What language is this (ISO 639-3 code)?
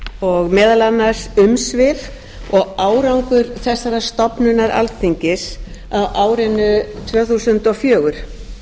isl